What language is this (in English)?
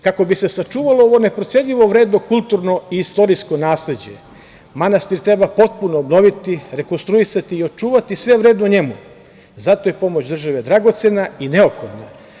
Serbian